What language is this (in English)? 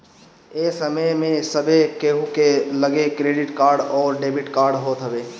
Bhojpuri